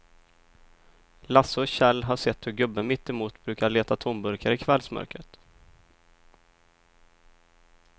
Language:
Swedish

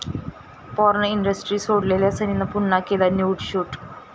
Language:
Marathi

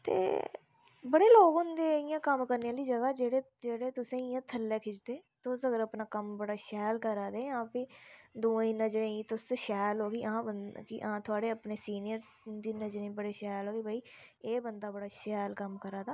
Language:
Dogri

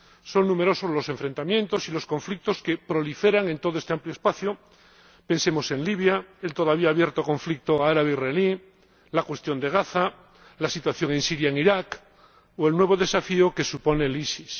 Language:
Spanish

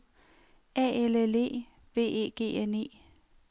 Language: Danish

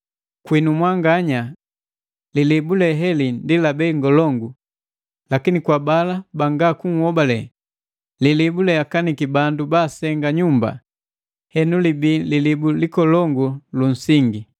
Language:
Matengo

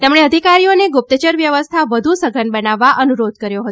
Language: Gujarati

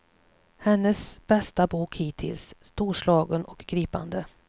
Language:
Swedish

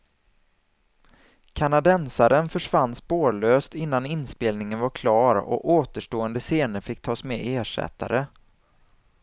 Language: Swedish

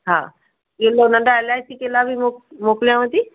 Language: Sindhi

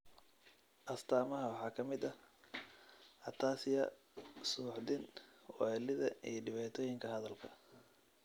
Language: Somali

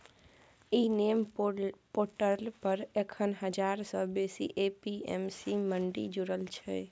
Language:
Maithili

